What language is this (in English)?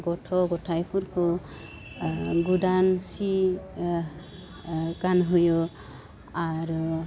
Bodo